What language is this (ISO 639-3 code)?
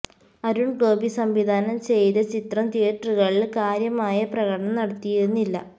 mal